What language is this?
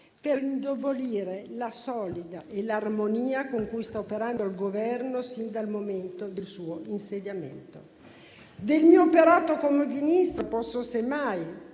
Italian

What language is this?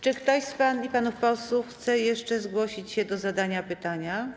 Polish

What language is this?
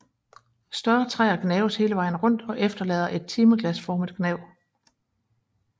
Danish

